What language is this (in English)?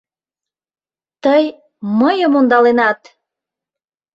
Mari